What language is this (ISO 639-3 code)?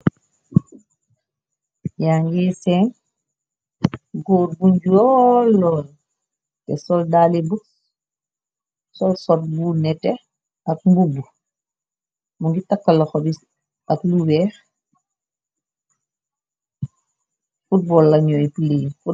wol